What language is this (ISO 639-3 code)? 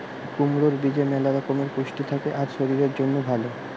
ben